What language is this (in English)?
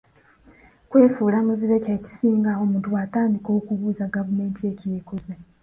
Ganda